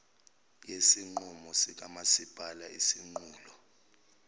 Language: Zulu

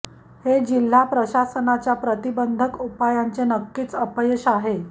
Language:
Marathi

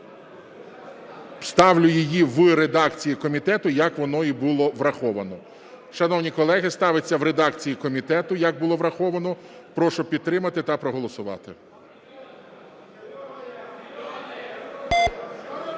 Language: Ukrainian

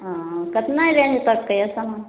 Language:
Maithili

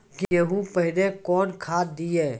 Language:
Maithili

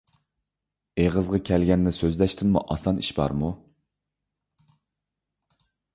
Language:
Uyghur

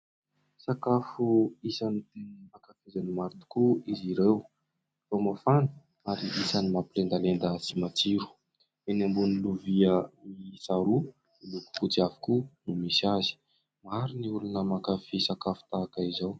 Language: Malagasy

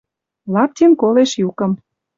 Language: Western Mari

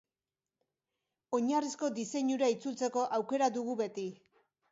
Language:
Basque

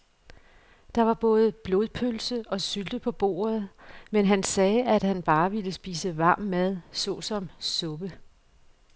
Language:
Danish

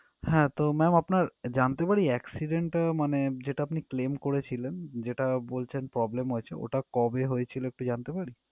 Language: Bangla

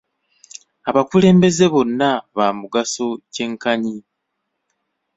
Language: Ganda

